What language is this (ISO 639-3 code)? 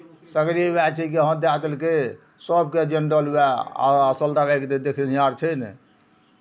mai